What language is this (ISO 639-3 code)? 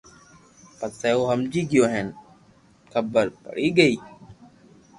lrk